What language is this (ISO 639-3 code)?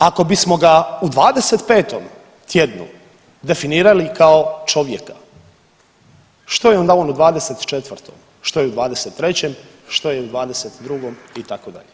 hrv